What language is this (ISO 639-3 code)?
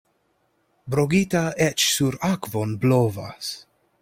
epo